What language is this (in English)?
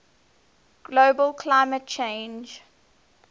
English